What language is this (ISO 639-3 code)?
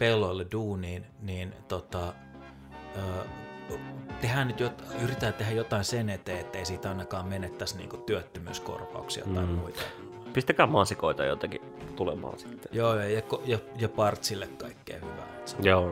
fin